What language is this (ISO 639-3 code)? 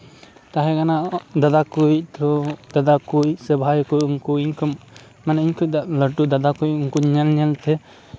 sat